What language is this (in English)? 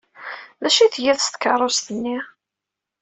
Kabyle